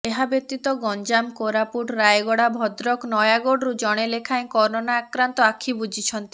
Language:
Odia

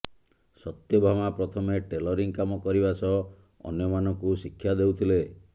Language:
Odia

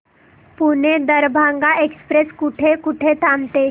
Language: Marathi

